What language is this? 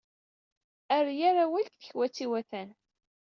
Kabyle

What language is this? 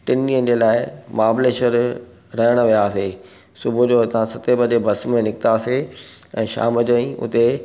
Sindhi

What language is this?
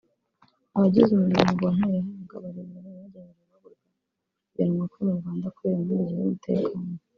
Kinyarwanda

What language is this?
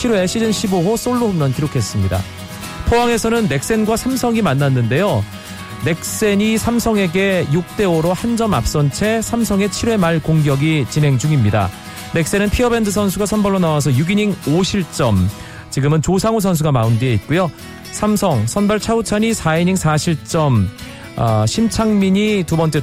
Korean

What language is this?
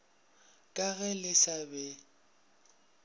Northern Sotho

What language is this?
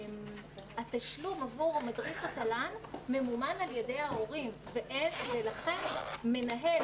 Hebrew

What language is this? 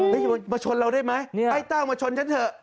Thai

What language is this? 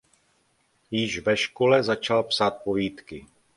Czech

